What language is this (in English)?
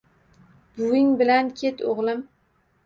Uzbek